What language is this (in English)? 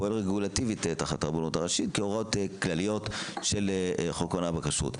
Hebrew